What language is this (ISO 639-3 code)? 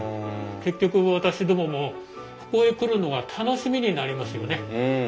jpn